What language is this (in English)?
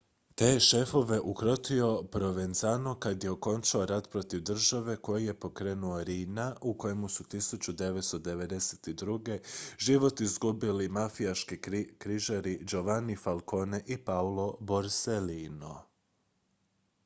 Croatian